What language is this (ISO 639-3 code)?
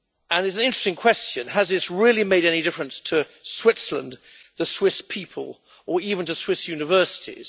eng